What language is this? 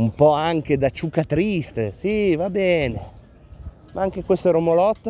Italian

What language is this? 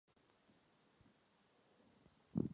Czech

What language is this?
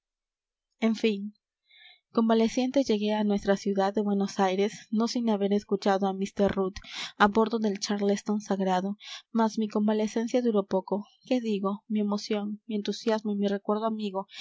Spanish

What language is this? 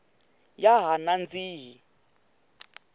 Tsonga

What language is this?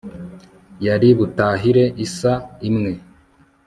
Kinyarwanda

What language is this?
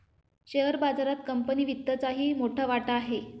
Marathi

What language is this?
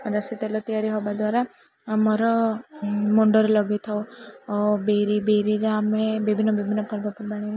Odia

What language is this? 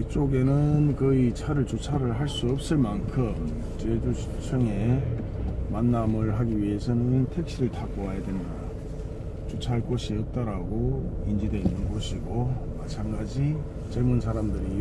Korean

